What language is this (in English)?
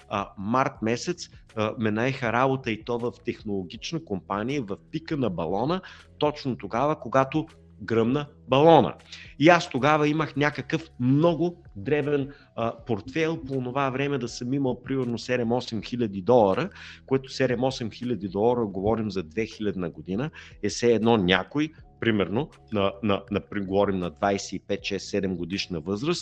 Bulgarian